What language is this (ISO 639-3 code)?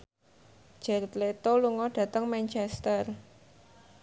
jav